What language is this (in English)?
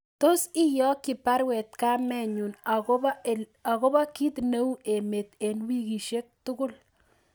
Kalenjin